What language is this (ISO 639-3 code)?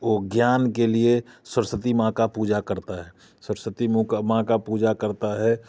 hin